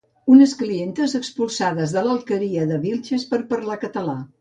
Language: Catalan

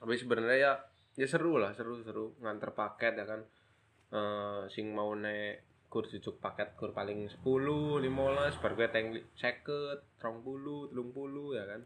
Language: Indonesian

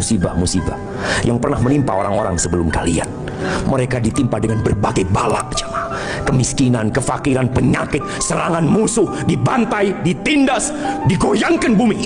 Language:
Indonesian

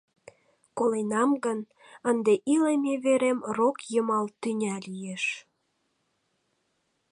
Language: Mari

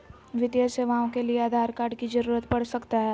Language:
Magahi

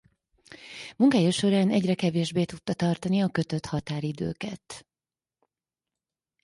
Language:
Hungarian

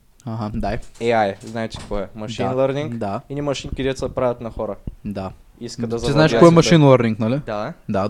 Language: Bulgarian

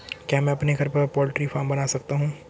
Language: Hindi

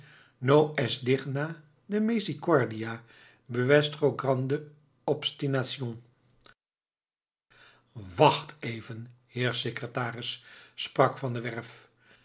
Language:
Dutch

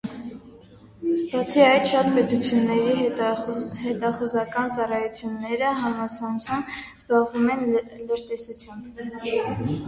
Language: Armenian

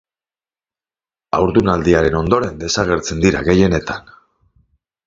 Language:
Basque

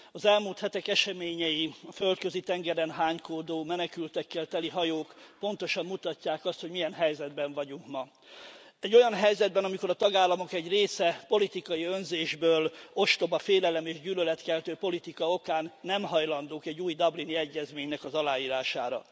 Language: Hungarian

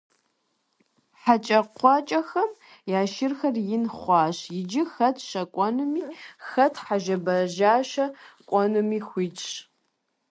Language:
Kabardian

